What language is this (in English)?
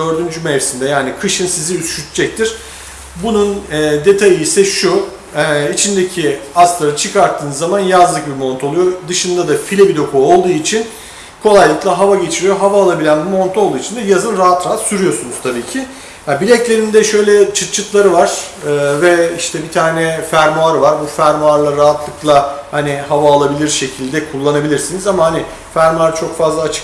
Turkish